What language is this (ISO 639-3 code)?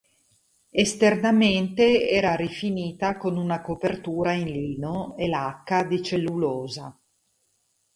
ita